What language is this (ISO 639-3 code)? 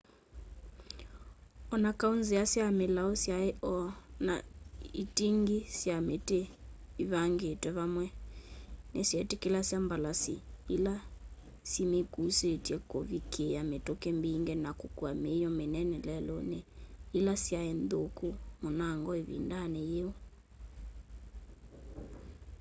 kam